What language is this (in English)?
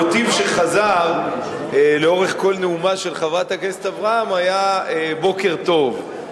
Hebrew